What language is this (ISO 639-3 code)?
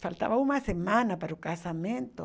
por